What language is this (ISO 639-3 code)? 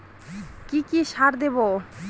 ben